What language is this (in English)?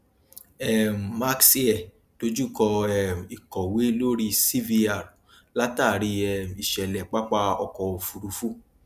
Yoruba